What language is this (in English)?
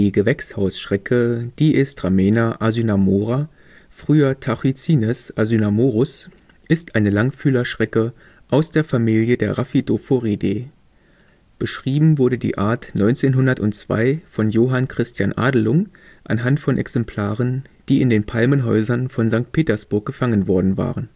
German